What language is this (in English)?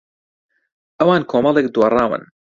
Central Kurdish